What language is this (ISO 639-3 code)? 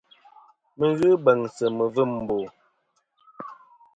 bkm